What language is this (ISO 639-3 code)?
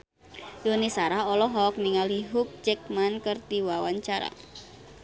sun